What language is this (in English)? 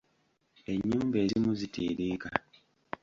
Ganda